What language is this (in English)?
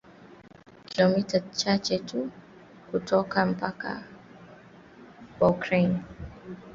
Swahili